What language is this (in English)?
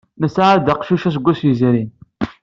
Kabyle